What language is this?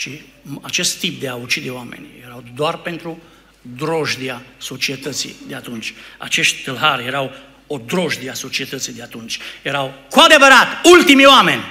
Romanian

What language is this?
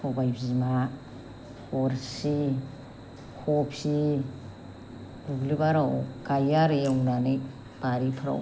Bodo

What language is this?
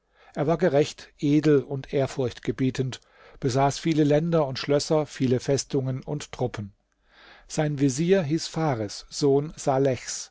German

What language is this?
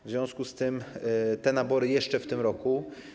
Polish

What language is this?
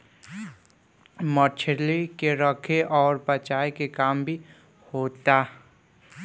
Bhojpuri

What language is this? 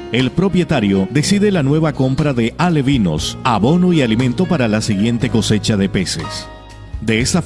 Spanish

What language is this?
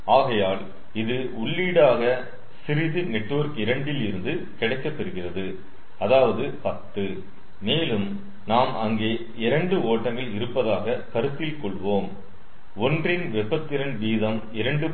Tamil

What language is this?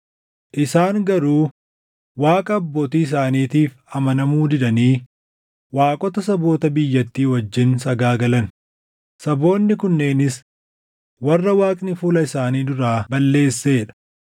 Oromo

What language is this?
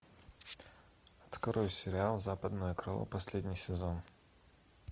Russian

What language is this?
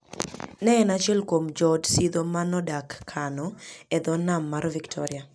Luo (Kenya and Tanzania)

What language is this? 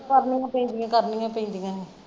Punjabi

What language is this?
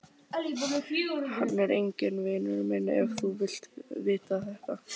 Icelandic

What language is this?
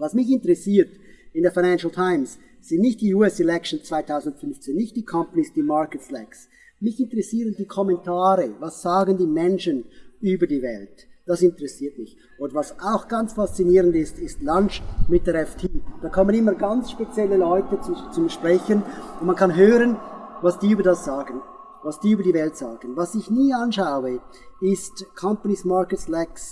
German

